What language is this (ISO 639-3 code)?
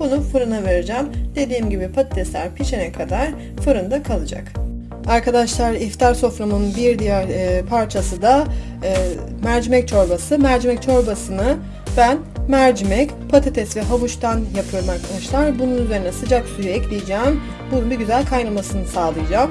tur